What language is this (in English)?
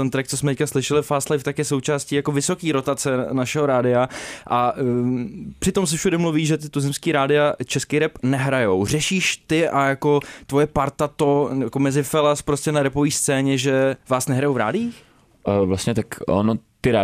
Czech